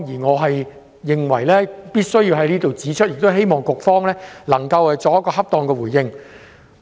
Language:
Cantonese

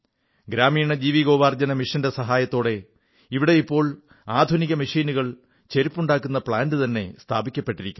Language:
Malayalam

